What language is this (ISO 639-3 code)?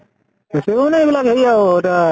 asm